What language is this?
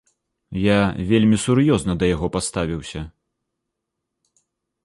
Belarusian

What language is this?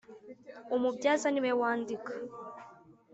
Kinyarwanda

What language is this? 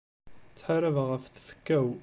Kabyle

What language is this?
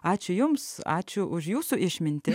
Lithuanian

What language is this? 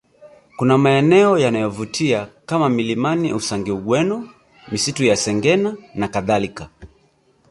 Swahili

